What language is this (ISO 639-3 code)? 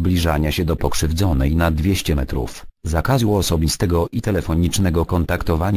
pol